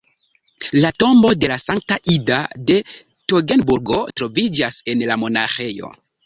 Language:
Esperanto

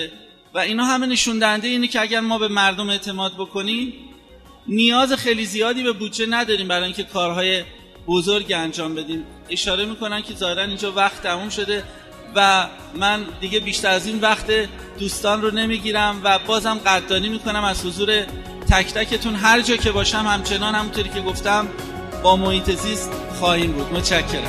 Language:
Persian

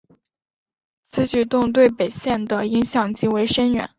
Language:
Chinese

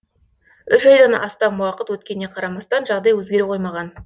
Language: Kazakh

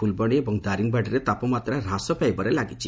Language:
Odia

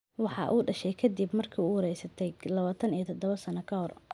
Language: Somali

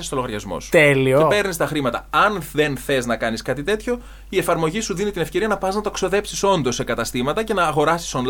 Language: Greek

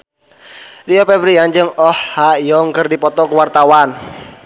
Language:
Sundanese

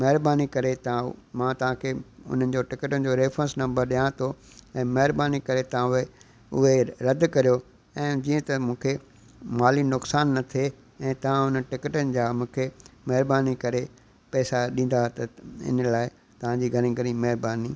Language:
Sindhi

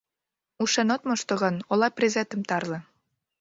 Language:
Mari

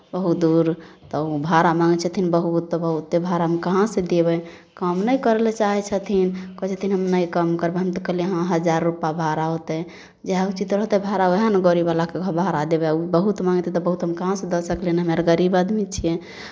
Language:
Maithili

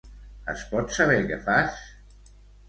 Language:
Catalan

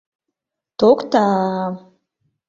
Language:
Mari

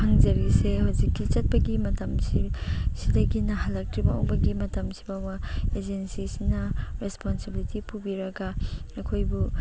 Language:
Manipuri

